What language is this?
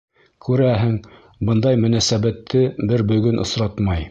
Bashkir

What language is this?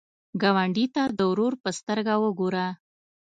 Pashto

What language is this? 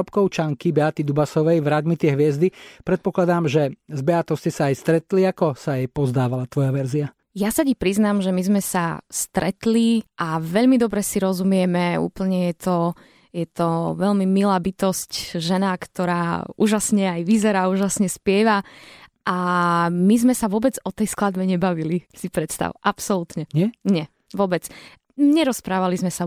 Slovak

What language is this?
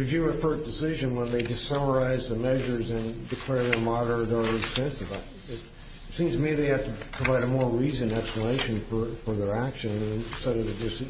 English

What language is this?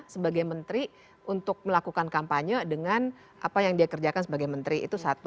Indonesian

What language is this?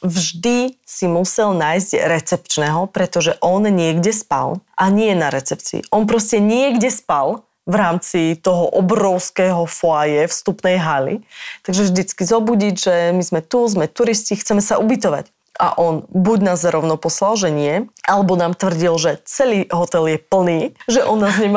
Slovak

